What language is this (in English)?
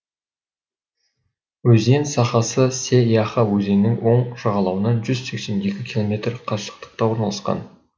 Kazakh